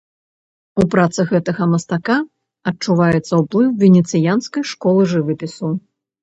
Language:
Belarusian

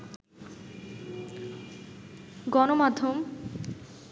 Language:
Bangla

